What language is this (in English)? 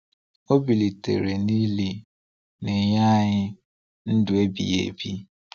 Igbo